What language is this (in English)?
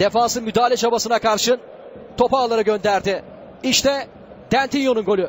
Turkish